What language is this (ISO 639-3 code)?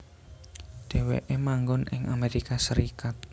jav